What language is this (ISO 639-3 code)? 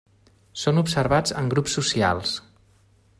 cat